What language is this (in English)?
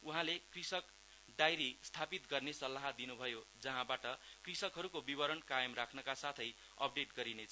Nepali